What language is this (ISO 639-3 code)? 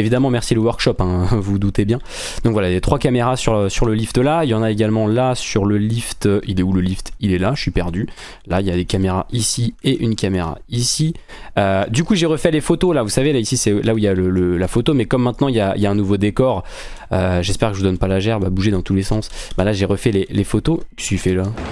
fra